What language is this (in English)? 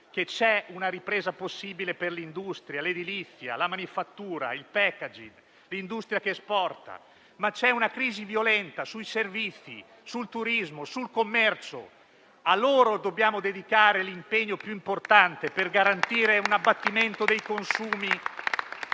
Italian